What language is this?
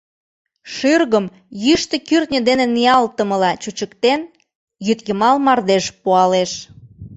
Mari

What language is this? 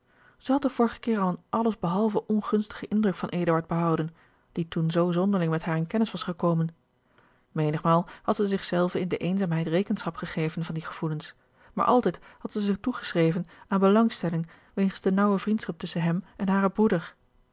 Dutch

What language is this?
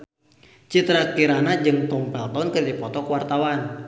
Sundanese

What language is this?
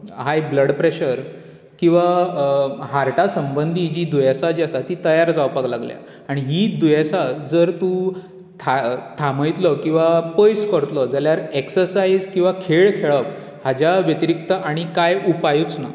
Konkani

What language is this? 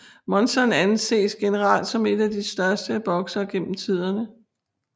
Danish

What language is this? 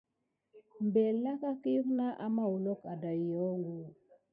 Gidar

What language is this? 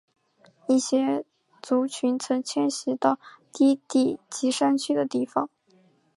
Chinese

